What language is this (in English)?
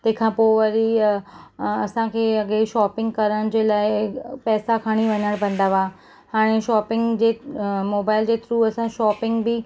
Sindhi